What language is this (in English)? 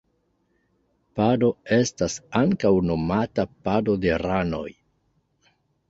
Esperanto